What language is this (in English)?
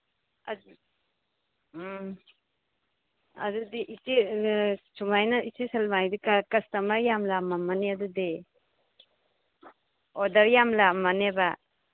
Manipuri